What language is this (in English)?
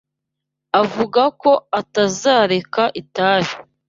Kinyarwanda